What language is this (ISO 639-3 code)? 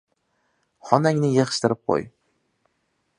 uzb